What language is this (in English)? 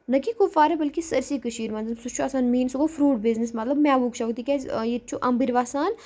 Kashmiri